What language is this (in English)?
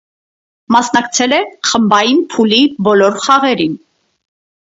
Armenian